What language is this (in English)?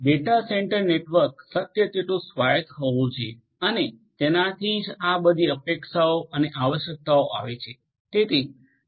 Gujarati